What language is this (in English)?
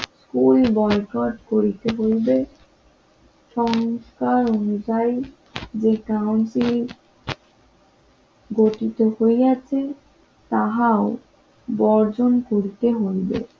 Bangla